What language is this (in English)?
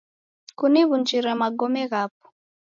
Taita